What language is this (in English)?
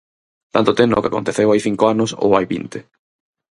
Galician